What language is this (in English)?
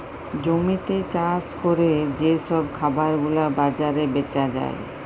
Bangla